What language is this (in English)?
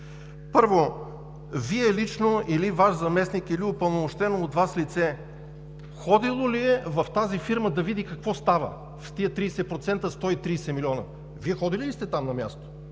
Bulgarian